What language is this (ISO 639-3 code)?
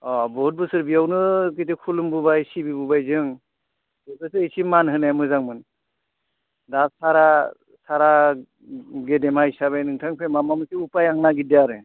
brx